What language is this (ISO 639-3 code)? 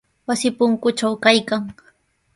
qws